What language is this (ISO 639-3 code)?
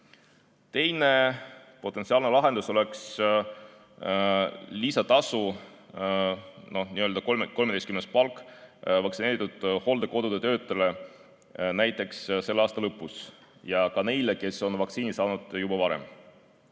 est